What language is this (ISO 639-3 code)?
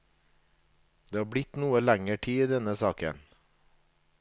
nor